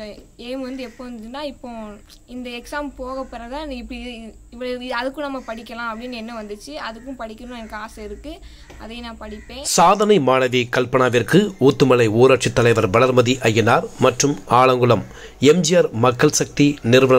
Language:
Romanian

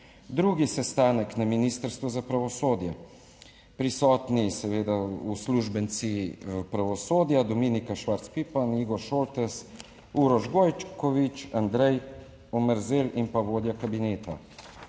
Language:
Slovenian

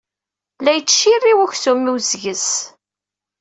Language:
Kabyle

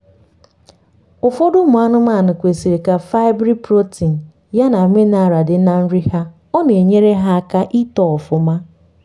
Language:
Igbo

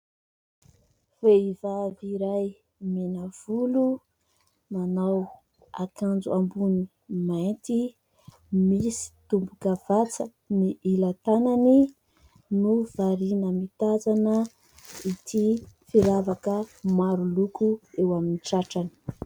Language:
Malagasy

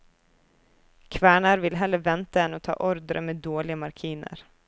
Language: Norwegian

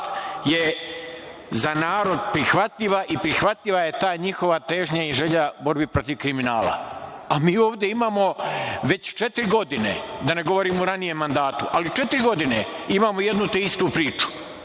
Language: Serbian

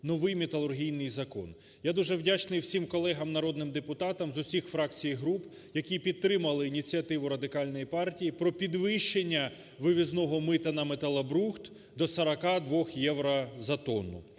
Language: Ukrainian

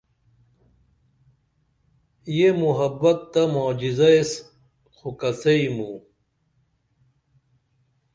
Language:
Dameli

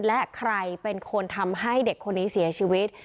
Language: Thai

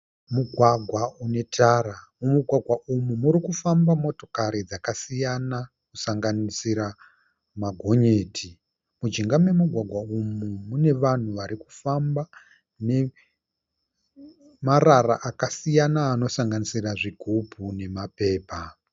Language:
Shona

